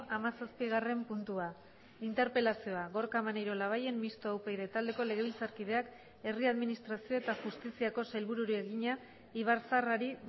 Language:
Basque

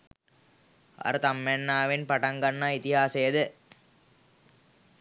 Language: Sinhala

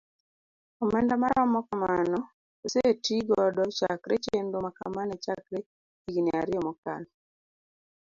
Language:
Luo (Kenya and Tanzania)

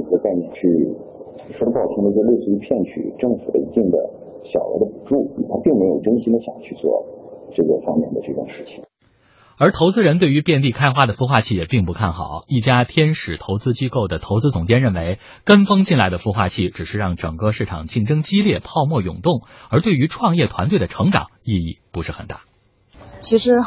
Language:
Chinese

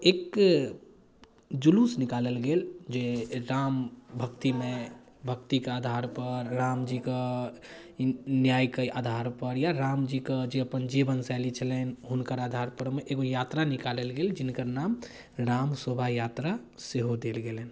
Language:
Maithili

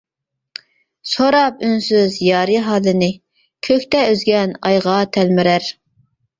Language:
Uyghur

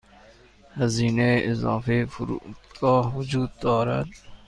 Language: Persian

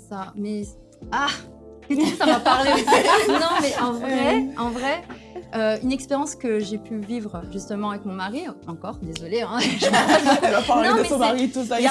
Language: French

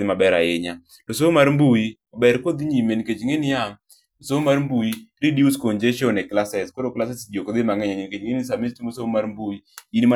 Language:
Luo (Kenya and Tanzania)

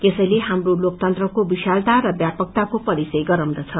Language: Nepali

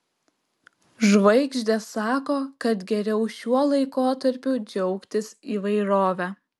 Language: Lithuanian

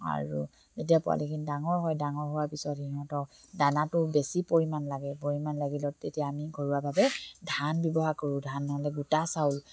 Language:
Assamese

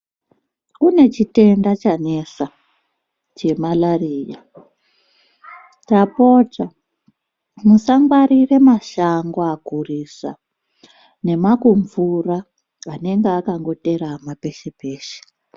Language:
Ndau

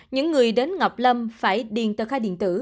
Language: Vietnamese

